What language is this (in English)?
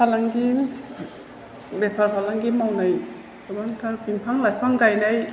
Bodo